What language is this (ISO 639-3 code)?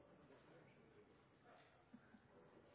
nno